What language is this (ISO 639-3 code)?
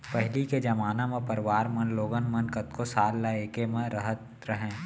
hne